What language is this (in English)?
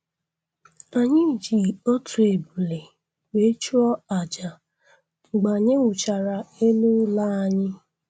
Igbo